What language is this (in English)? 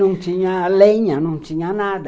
Portuguese